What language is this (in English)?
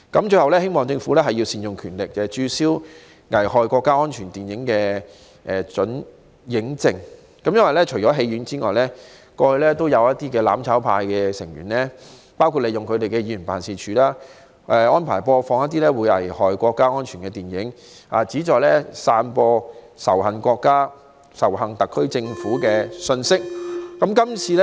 Cantonese